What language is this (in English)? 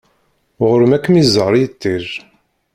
Kabyle